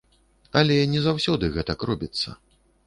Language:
Belarusian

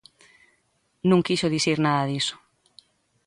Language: Galician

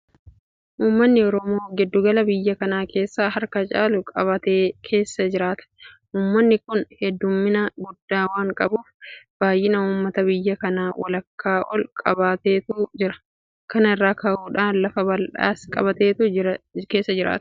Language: Oromo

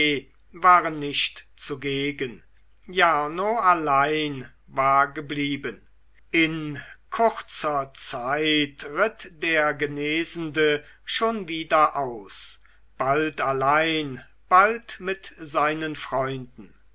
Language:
German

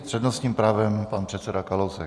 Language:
Czech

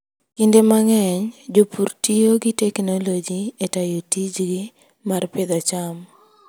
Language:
Luo (Kenya and Tanzania)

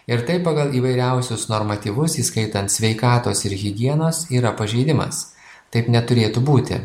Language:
Lithuanian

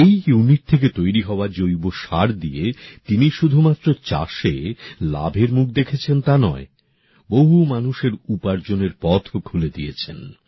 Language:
Bangla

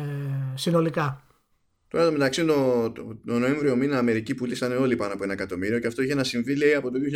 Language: Greek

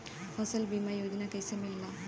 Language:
Bhojpuri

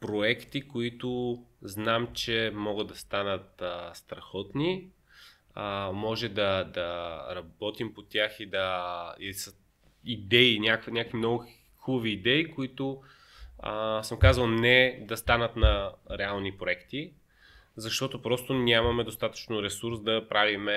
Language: Bulgarian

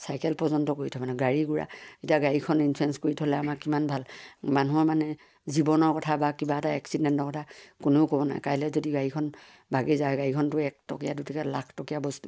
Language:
Assamese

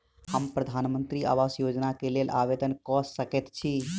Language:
Maithili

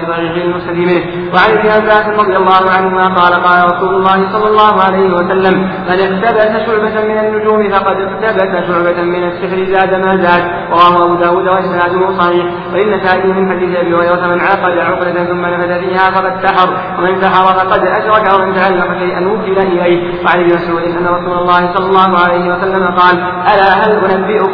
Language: Arabic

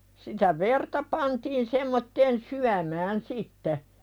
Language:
Finnish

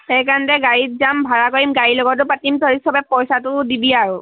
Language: Assamese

